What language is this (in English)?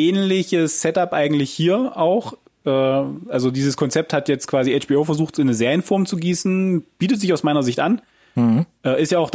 German